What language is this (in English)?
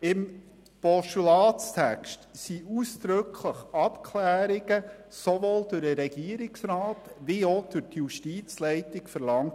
Swiss German